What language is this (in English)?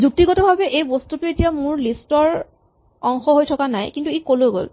Assamese